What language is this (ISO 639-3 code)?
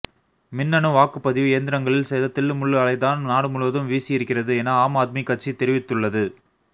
tam